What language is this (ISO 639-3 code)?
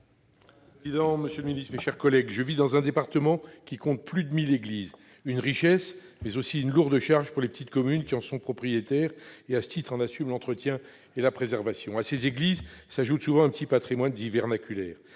fra